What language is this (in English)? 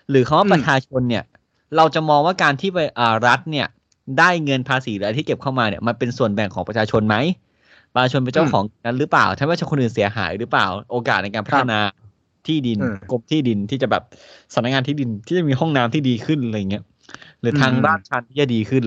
Thai